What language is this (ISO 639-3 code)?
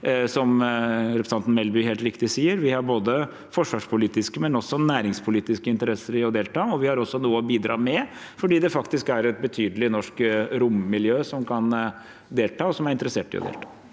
nor